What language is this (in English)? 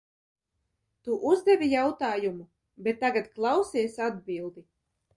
Latvian